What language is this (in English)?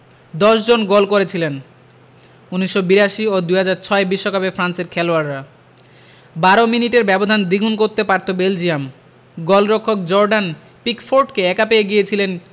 Bangla